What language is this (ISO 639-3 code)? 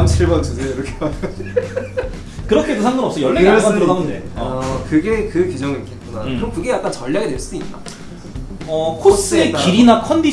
kor